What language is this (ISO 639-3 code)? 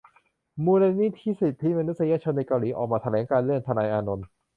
tha